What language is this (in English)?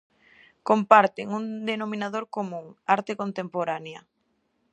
Galician